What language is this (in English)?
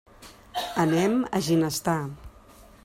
Catalan